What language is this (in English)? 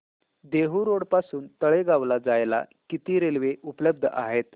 Marathi